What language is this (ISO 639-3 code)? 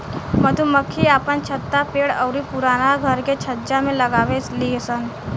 bho